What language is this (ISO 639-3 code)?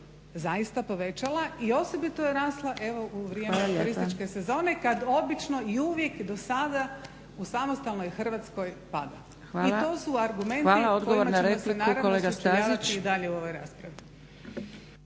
hrv